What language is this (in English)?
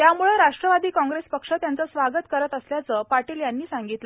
Marathi